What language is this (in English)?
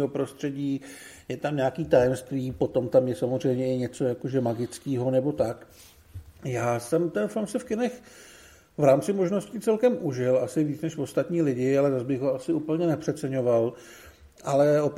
Czech